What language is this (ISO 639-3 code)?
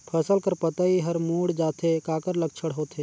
hne